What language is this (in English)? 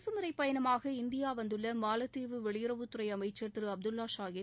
Tamil